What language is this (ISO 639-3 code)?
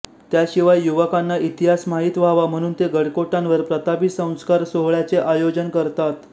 mar